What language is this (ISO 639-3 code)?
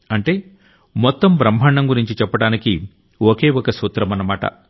tel